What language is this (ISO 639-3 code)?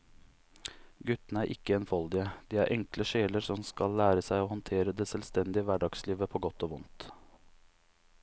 nor